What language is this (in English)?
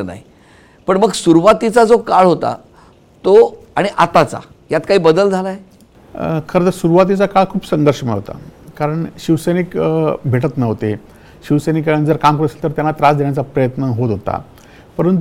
Marathi